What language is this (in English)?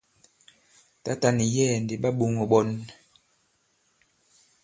Bankon